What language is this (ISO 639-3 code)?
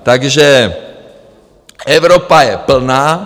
ces